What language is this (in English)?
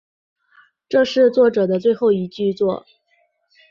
Chinese